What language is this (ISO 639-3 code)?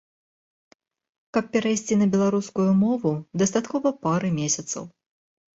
bel